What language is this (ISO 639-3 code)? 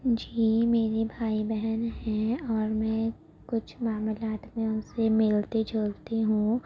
urd